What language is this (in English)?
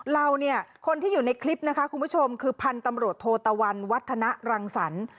Thai